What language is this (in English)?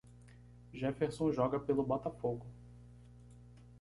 Portuguese